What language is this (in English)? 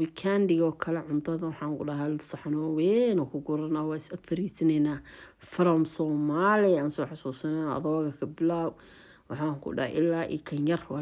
Arabic